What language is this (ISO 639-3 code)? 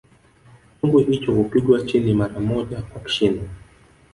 swa